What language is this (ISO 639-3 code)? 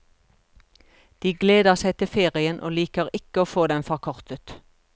nor